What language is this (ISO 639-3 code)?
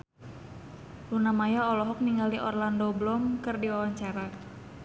sun